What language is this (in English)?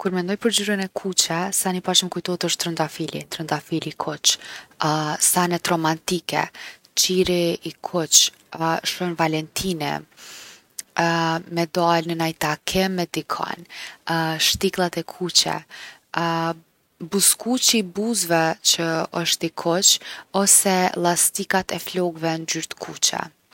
Gheg Albanian